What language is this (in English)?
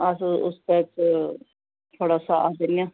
Dogri